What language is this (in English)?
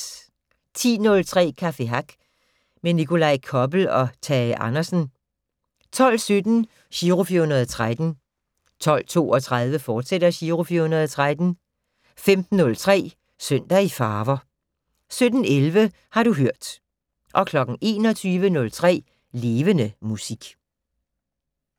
Danish